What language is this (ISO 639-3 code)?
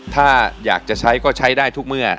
tha